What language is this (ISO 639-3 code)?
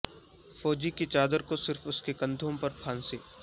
urd